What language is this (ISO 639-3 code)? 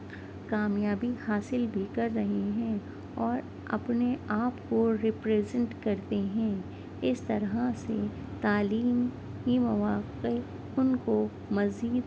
urd